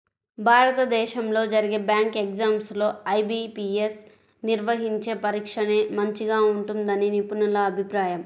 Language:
Telugu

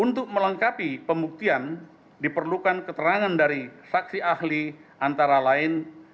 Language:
Indonesian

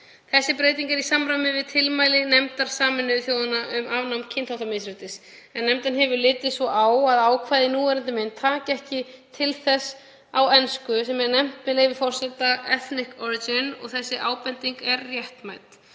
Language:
Icelandic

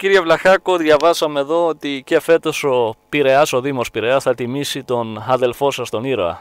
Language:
Greek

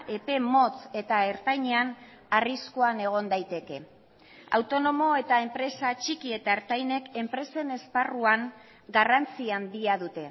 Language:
Basque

